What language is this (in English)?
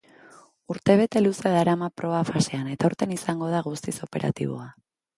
Basque